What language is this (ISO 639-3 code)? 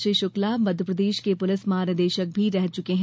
hin